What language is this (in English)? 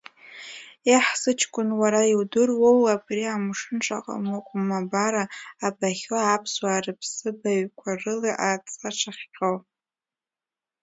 Abkhazian